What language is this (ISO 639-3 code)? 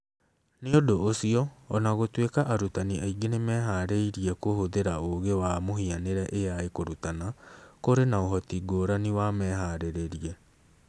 kik